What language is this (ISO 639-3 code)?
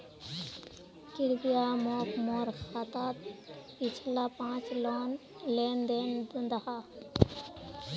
mag